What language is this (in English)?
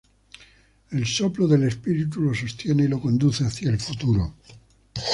Spanish